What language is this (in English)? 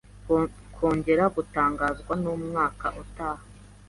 Kinyarwanda